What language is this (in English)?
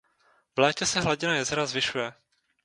Czech